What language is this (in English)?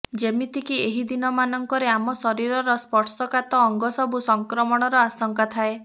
Odia